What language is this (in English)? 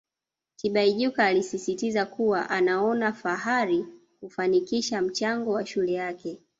Swahili